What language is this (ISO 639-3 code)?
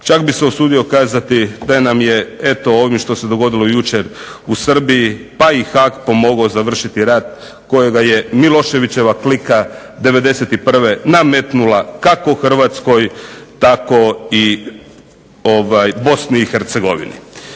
hrv